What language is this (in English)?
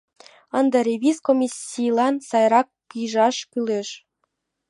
Mari